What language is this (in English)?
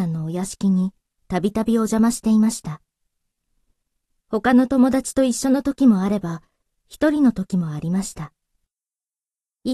Japanese